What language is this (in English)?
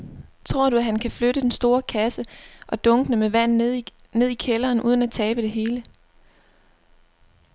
Danish